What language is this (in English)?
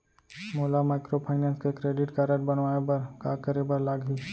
Chhattisgarhi